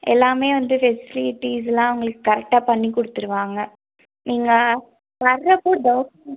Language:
Tamil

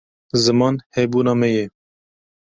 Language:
Kurdish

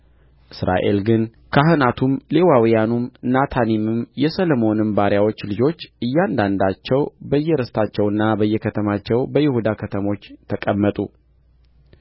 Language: Amharic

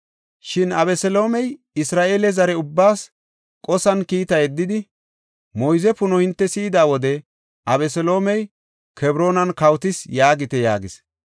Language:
Gofa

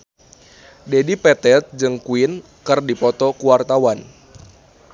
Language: Sundanese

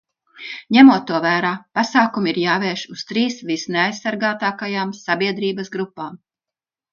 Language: Latvian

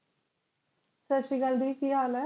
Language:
Punjabi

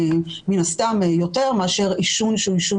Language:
Hebrew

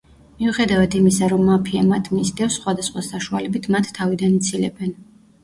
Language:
Georgian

